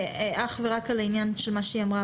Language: Hebrew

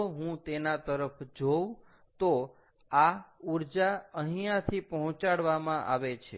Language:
Gujarati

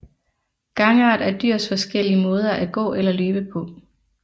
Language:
Danish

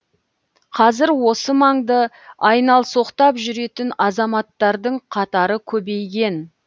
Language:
Kazakh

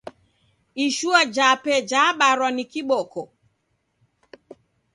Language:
Taita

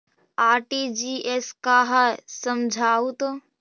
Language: Magahi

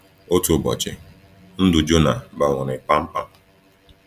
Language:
Igbo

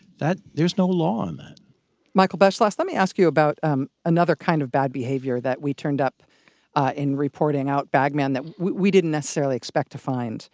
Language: English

